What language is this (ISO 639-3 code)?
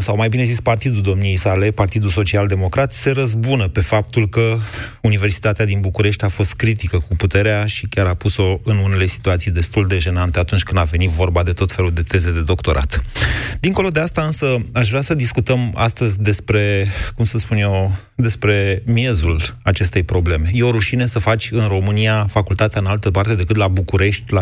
ron